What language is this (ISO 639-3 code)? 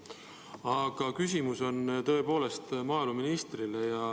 est